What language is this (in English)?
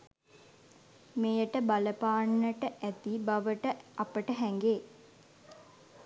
Sinhala